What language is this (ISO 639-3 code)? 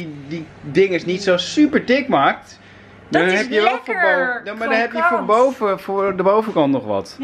nld